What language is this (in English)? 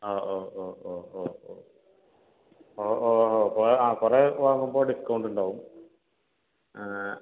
Malayalam